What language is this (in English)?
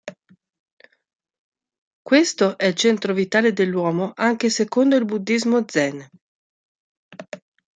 Italian